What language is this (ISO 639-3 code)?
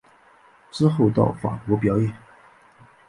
zho